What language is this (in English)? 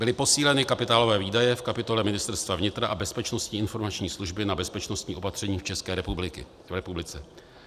Czech